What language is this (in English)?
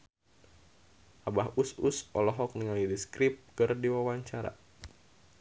Sundanese